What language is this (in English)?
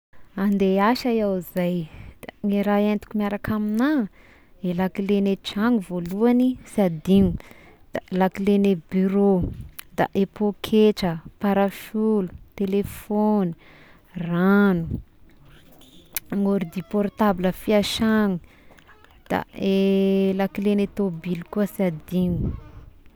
Tesaka Malagasy